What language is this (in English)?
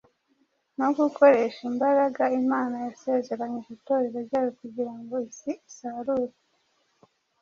Kinyarwanda